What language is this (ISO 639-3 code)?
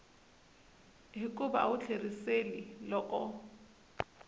tso